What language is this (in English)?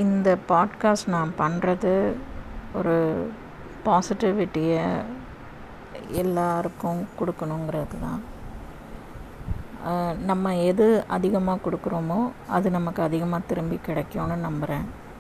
Tamil